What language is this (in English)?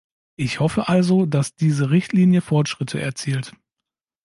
German